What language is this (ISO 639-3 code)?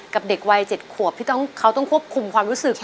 tha